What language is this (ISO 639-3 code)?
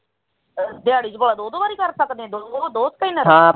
pan